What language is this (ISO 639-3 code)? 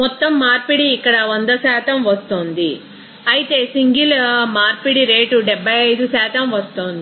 tel